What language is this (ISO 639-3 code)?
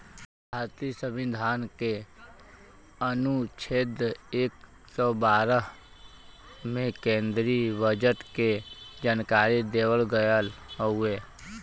bho